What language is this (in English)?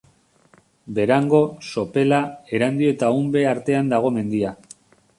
Basque